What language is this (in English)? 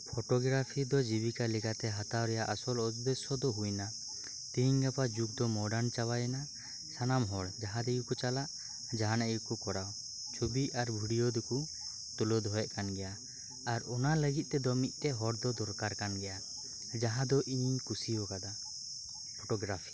Santali